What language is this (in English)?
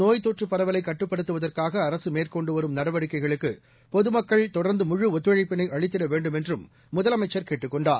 Tamil